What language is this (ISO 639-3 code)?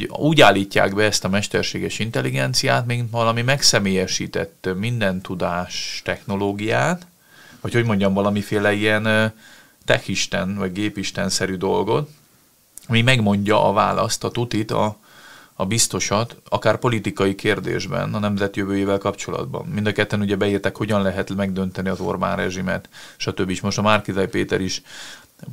hun